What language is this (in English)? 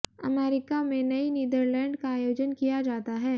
Hindi